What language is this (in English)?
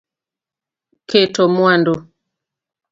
Luo (Kenya and Tanzania)